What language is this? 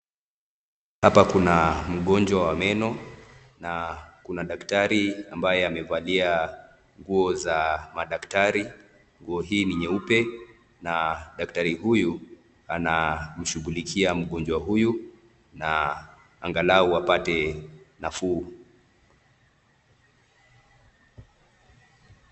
Swahili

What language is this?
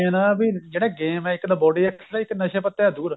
Punjabi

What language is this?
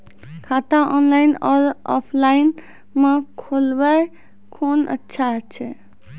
Maithili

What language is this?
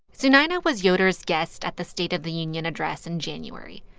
English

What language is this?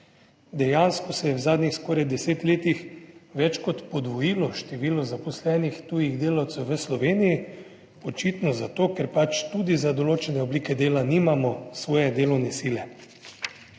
Slovenian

